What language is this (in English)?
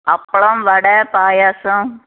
Tamil